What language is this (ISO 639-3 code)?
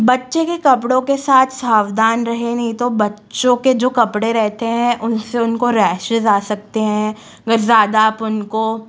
hin